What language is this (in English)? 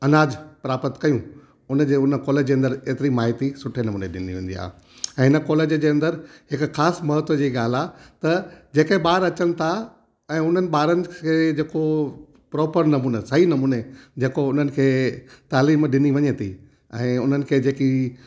Sindhi